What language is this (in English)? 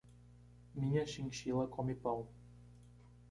Portuguese